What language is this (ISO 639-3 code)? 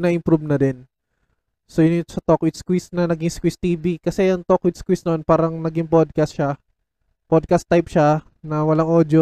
fil